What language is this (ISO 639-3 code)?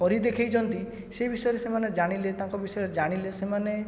ori